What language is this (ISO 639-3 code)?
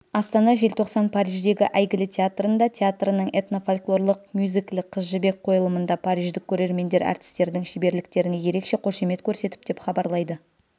kaz